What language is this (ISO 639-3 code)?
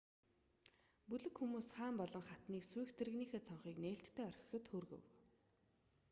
mon